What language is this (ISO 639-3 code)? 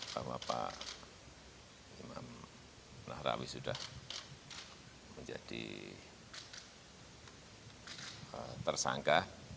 ind